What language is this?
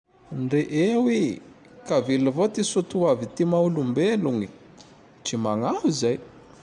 Tandroy-Mahafaly Malagasy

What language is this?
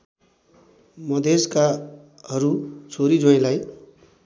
Nepali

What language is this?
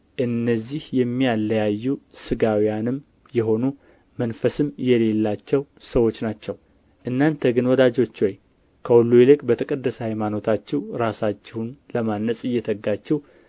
Amharic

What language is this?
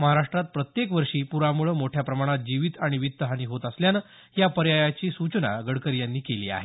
Marathi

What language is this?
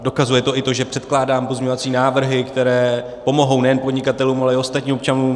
Czech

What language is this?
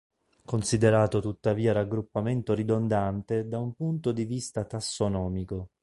Italian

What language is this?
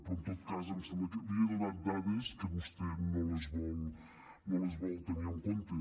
Catalan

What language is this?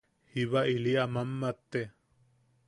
Yaqui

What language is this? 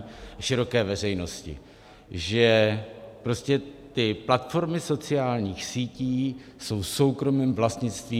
Czech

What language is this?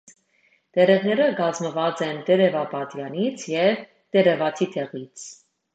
Armenian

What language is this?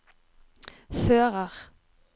Norwegian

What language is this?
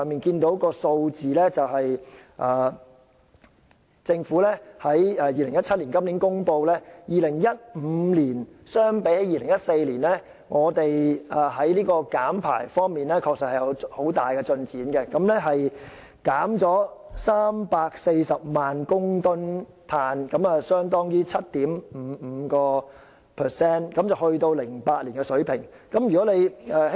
Cantonese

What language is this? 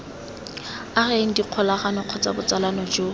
Tswana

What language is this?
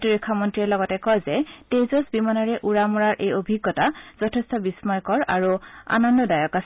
Assamese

